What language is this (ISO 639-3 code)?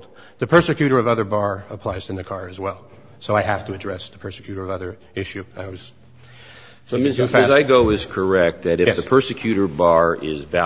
eng